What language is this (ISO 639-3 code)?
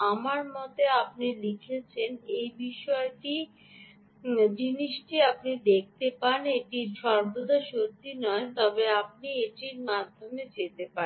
ben